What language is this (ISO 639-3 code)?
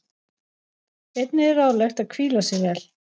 isl